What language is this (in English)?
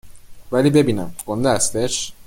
Persian